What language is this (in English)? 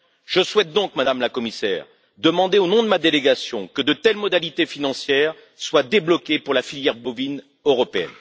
French